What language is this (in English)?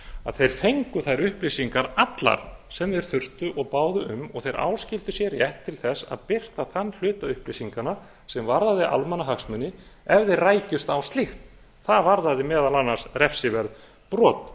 Icelandic